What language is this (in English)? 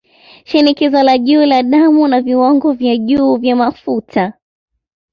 Swahili